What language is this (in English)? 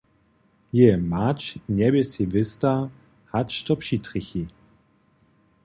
Upper Sorbian